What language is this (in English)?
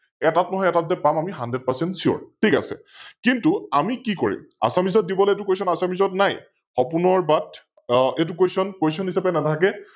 Assamese